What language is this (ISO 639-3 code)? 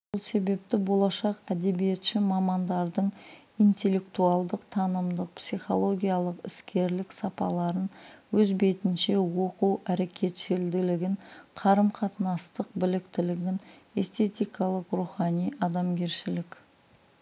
kaz